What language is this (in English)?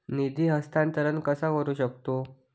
Marathi